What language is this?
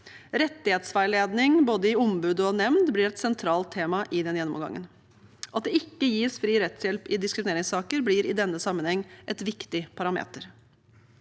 Norwegian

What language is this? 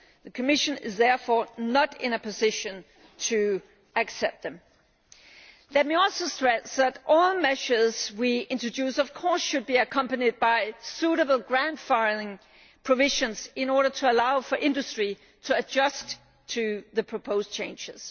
English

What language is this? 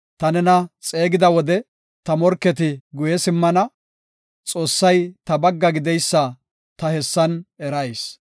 Gofa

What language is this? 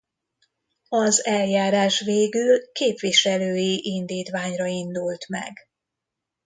Hungarian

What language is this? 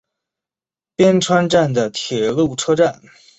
Chinese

